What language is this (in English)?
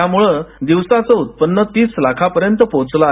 Marathi